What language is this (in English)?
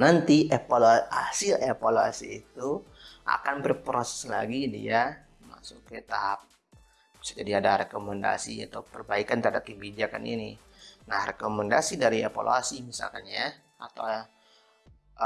Indonesian